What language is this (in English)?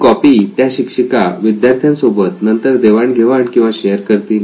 Marathi